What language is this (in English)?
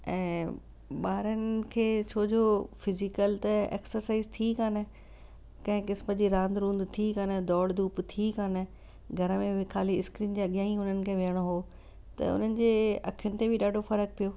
Sindhi